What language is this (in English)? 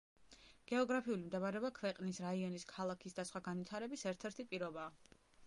Georgian